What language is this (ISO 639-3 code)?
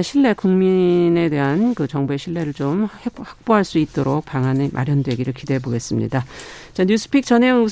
kor